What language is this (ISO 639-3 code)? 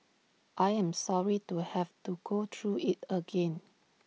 eng